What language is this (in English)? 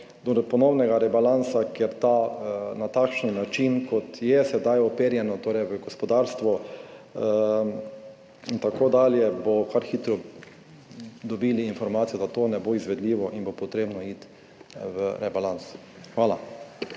Slovenian